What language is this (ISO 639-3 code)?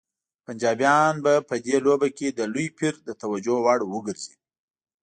pus